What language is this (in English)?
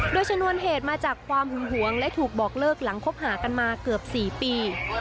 Thai